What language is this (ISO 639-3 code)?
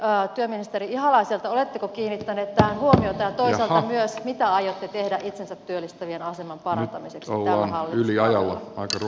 fin